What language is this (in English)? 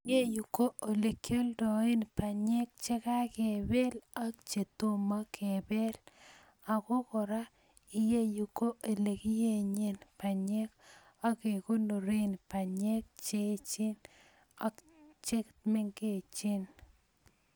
Kalenjin